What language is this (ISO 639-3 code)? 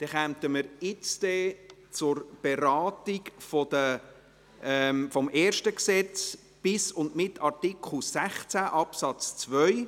gsw